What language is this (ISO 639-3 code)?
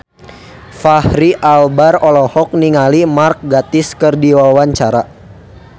sun